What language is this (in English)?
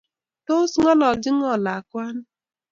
Kalenjin